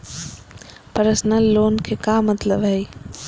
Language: Magahi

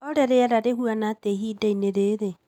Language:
Kikuyu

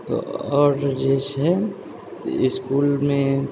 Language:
Maithili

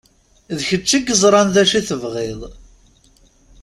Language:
Kabyle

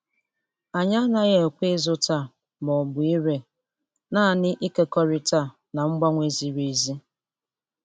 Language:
Igbo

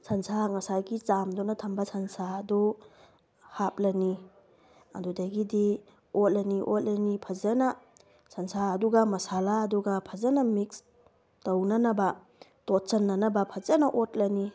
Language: Manipuri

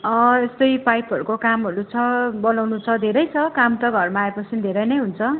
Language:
Nepali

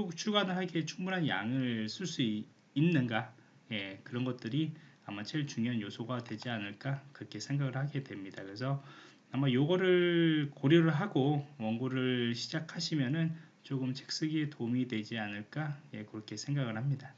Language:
Korean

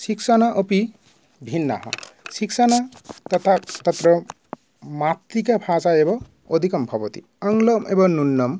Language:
Sanskrit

